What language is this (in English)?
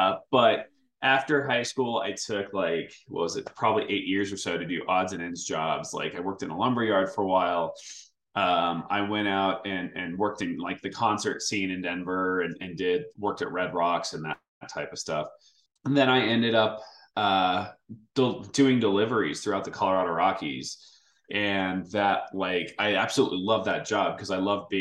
English